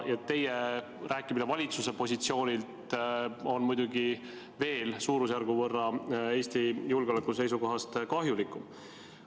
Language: Estonian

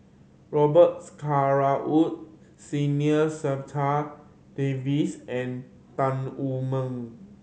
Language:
English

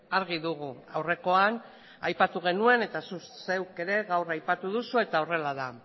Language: Basque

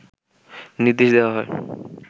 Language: Bangla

